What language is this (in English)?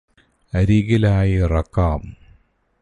Malayalam